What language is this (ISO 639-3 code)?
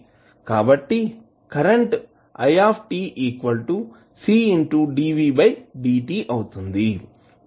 tel